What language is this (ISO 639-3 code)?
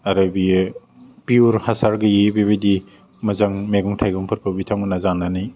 brx